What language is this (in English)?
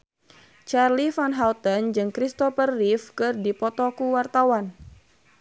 Sundanese